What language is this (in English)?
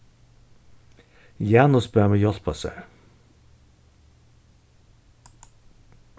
Faroese